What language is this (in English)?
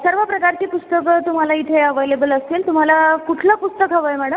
Marathi